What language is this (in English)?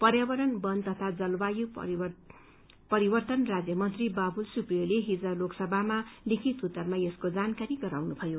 Nepali